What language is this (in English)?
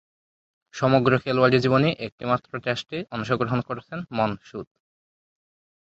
Bangla